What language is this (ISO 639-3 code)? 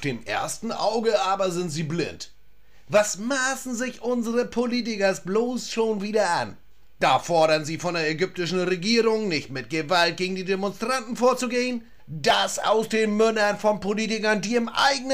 deu